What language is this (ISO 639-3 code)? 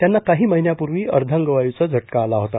mar